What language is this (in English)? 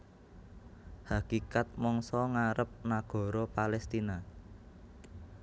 Javanese